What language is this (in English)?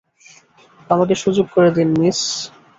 Bangla